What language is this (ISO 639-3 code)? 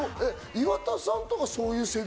jpn